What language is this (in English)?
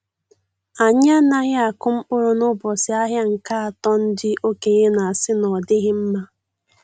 Igbo